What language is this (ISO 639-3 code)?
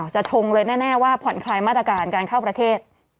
tha